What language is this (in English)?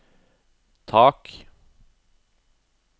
Norwegian